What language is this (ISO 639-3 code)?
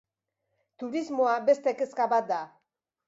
eus